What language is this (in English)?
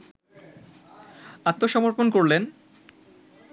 Bangla